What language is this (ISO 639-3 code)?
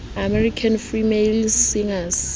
sot